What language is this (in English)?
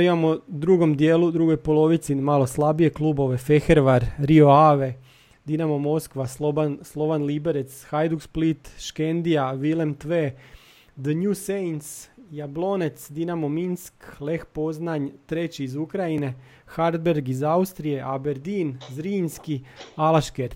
Croatian